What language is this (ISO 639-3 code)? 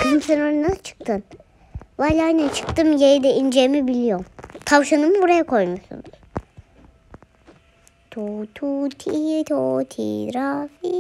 tur